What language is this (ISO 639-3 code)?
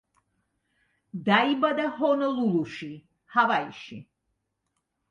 kat